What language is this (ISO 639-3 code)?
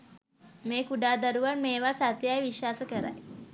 sin